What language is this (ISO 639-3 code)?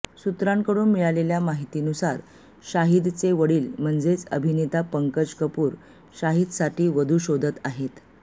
mar